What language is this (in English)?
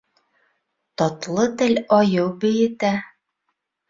Bashkir